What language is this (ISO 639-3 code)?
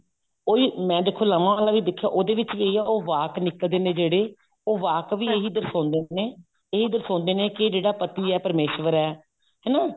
pan